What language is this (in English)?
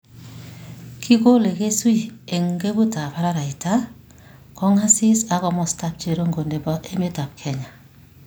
Kalenjin